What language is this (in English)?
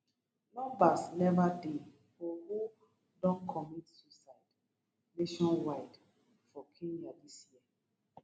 Nigerian Pidgin